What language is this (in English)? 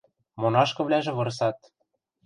Western Mari